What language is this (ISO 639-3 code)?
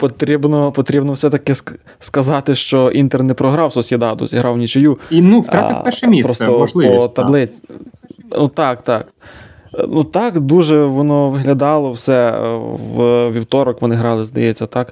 ukr